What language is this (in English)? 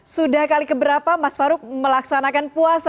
Indonesian